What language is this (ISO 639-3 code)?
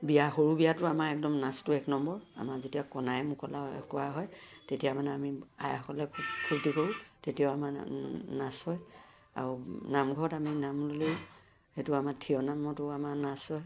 asm